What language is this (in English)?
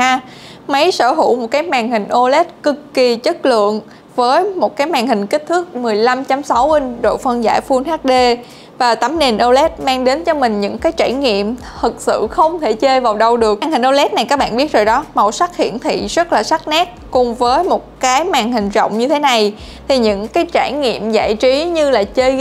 Vietnamese